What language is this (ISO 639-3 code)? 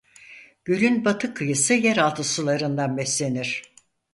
tur